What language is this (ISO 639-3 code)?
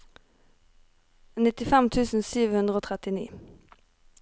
nor